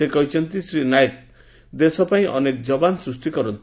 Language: Odia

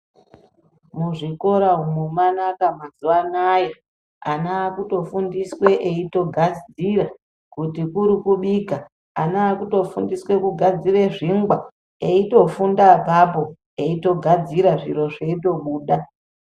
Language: Ndau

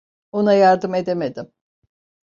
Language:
Turkish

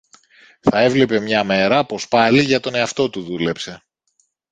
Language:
Greek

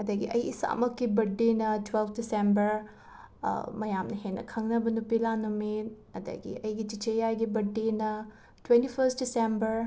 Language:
Manipuri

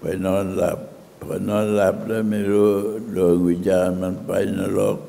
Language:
Thai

